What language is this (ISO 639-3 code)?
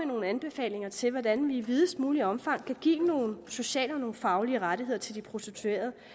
dan